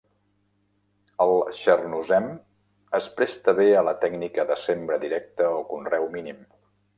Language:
Catalan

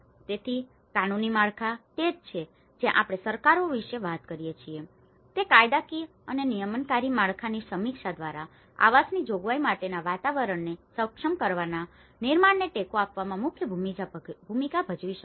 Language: Gujarati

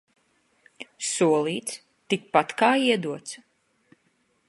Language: Latvian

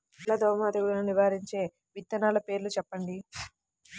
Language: Telugu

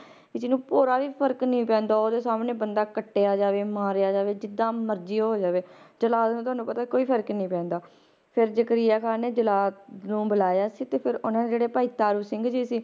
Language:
Punjabi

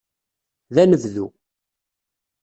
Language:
Kabyle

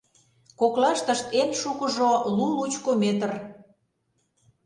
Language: Mari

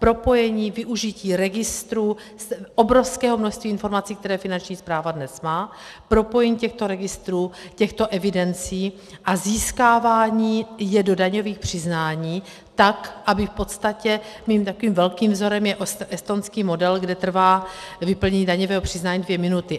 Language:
Czech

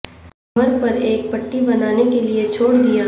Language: Urdu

